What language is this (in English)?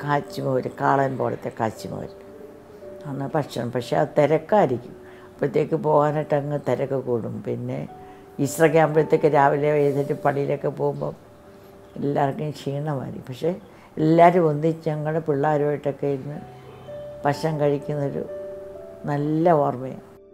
Malayalam